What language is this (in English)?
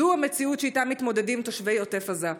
Hebrew